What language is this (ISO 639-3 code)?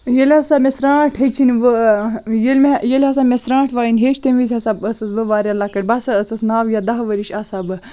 kas